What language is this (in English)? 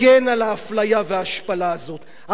Hebrew